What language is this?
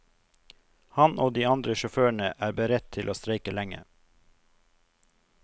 Norwegian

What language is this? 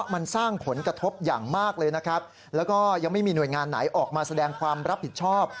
Thai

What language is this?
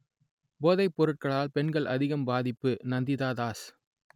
Tamil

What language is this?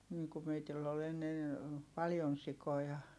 Finnish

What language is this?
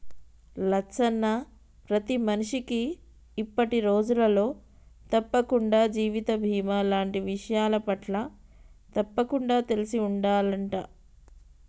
Telugu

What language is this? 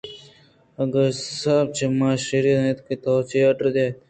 Eastern Balochi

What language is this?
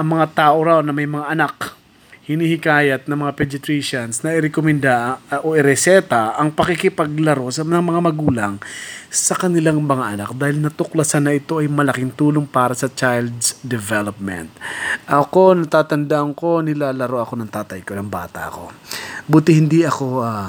Filipino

